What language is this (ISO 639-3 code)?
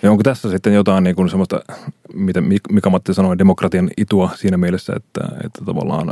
fin